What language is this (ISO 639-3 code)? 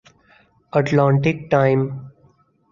urd